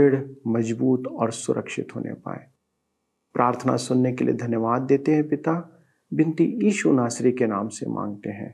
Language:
Hindi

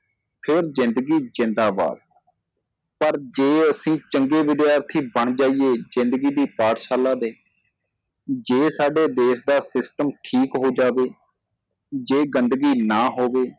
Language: Punjabi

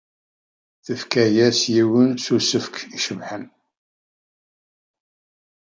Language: Kabyle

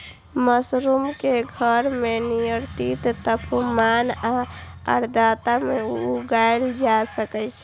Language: Maithili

